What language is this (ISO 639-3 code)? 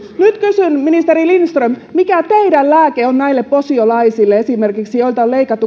fin